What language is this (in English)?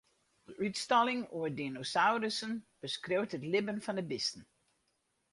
Western Frisian